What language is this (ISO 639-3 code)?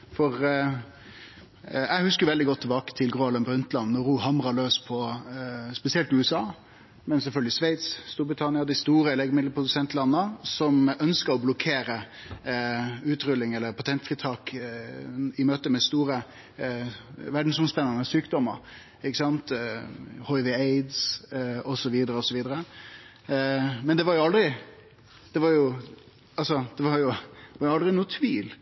nno